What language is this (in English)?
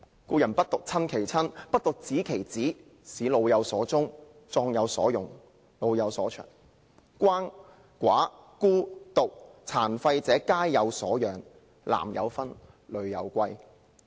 Cantonese